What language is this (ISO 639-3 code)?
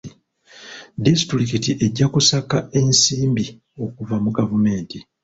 lug